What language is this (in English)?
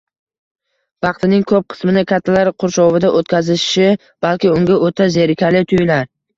Uzbek